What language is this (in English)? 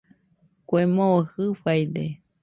Nüpode Huitoto